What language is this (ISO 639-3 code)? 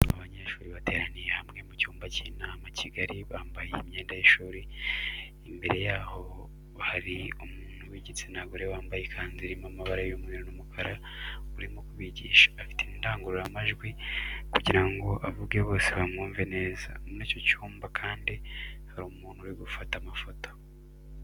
kin